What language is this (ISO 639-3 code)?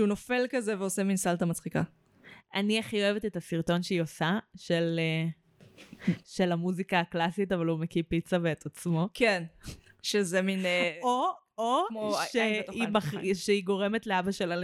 heb